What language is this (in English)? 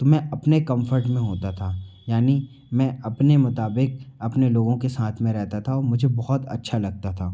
Hindi